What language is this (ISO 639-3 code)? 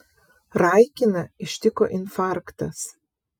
lit